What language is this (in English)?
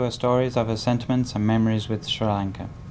Vietnamese